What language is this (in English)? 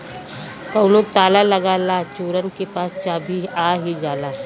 Bhojpuri